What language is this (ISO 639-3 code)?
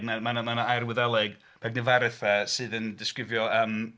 cym